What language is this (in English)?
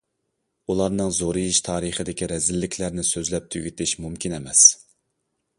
Uyghur